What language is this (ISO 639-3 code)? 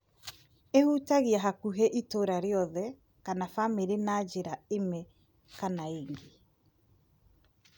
kik